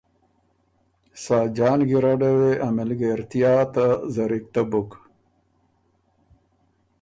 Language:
Ormuri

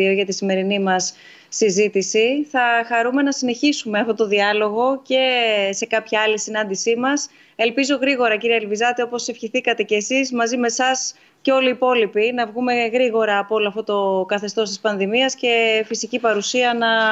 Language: Greek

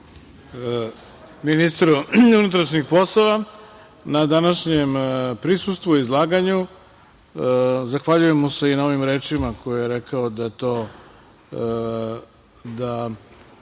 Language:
Serbian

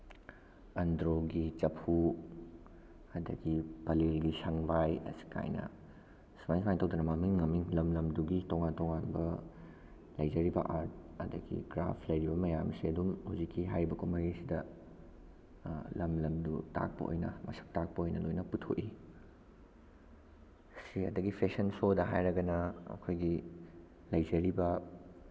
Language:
Manipuri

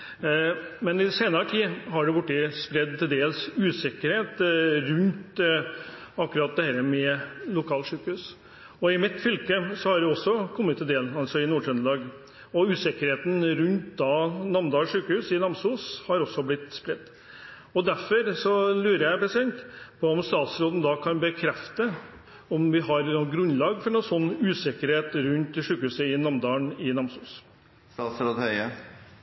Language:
Norwegian Bokmål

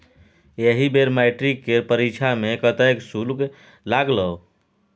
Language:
Maithili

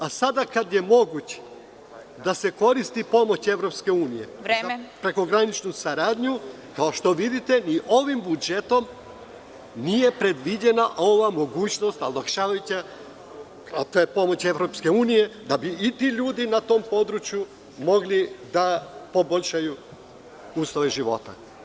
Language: Serbian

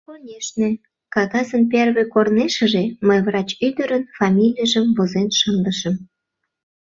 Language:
Mari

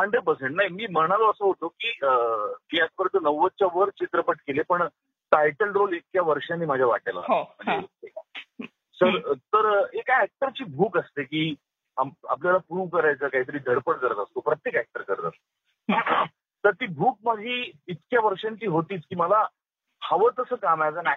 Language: Marathi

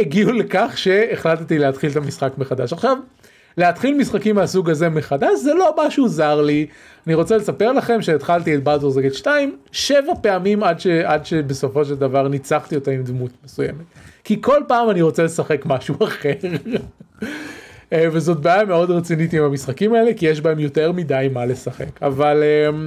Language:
Hebrew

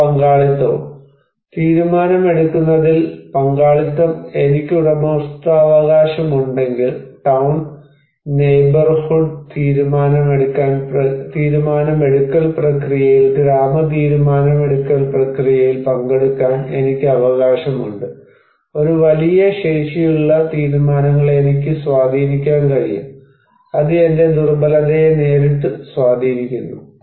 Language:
Malayalam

